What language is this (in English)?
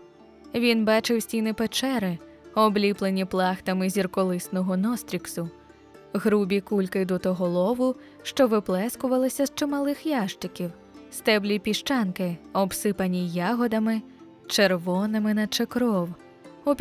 Ukrainian